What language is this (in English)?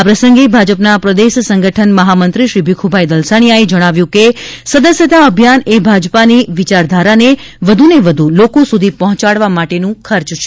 Gujarati